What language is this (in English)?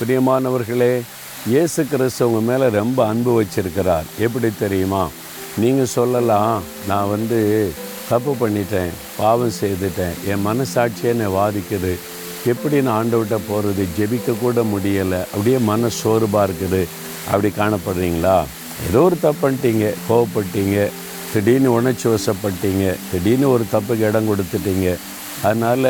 Tamil